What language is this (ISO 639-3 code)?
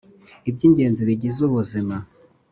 kin